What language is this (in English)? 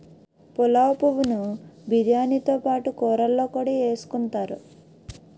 Telugu